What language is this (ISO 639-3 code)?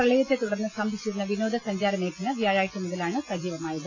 mal